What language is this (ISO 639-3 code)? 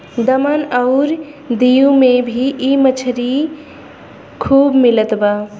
bho